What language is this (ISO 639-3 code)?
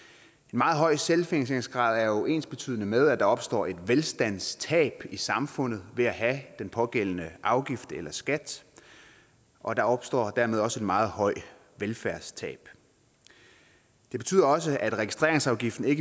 dan